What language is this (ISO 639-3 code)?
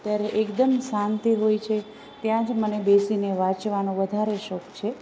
guj